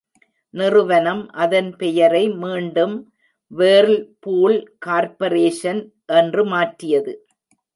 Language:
Tamil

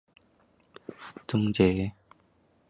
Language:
Chinese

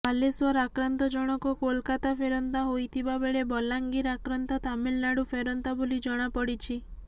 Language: Odia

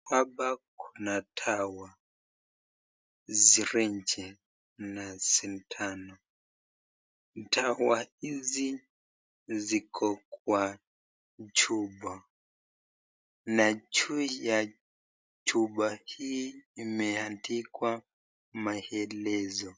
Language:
Swahili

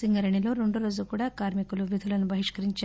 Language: Telugu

